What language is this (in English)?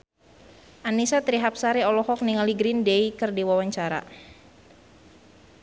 Sundanese